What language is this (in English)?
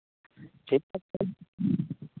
Santali